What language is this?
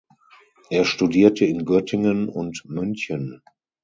German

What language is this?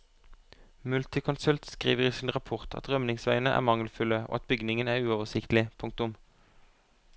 Norwegian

